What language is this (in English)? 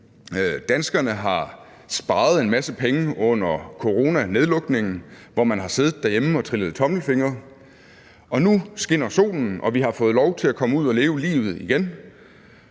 Danish